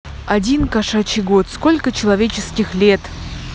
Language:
Russian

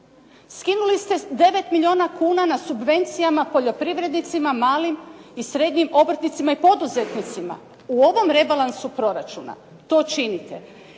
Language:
Croatian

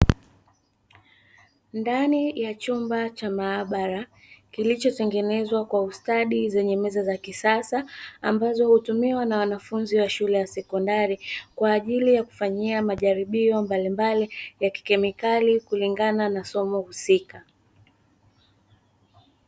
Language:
Swahili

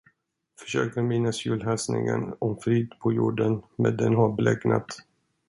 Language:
Swedish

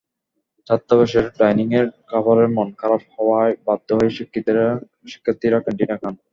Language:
Bangla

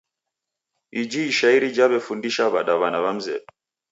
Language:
Taita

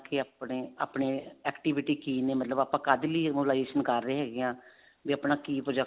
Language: Punjabi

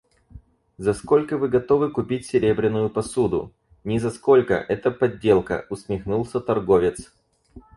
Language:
Russian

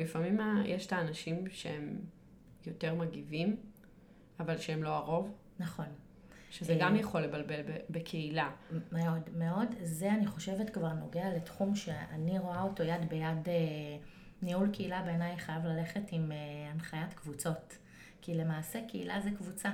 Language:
Hebrew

